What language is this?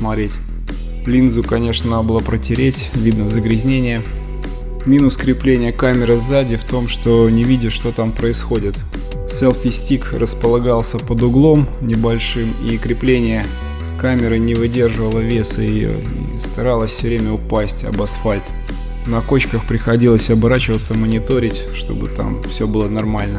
Russian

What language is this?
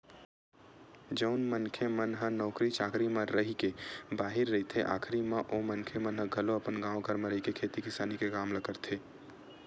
Chhattisgarhi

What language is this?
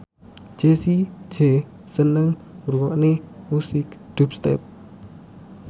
Javanese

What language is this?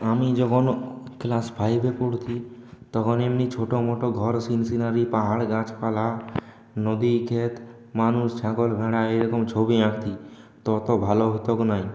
Bangla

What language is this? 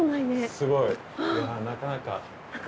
Japanese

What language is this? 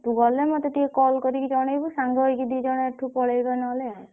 Odia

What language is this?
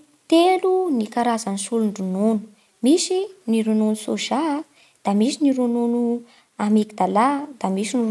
Bara Malagasy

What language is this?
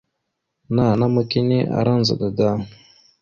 Mada (Cameroon)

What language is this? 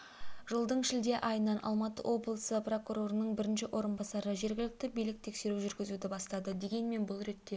Kazakh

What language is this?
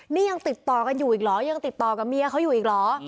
Thai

